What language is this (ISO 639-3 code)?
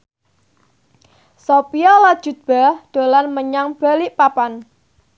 jav